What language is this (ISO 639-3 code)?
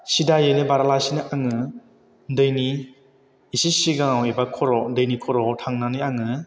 brx